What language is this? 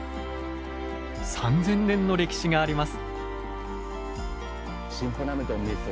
Japanese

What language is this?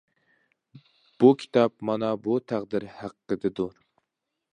Uyghur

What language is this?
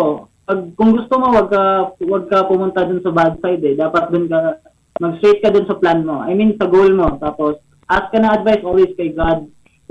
Filipino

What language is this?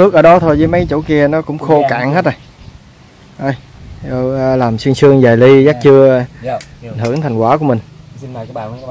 Vietnamese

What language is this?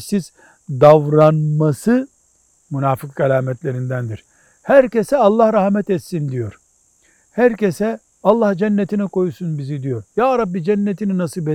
Turkish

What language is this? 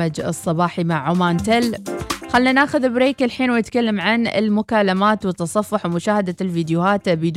Arabic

